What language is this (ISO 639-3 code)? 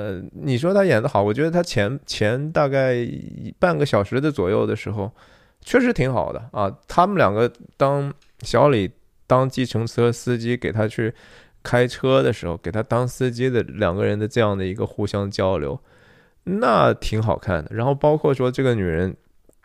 zho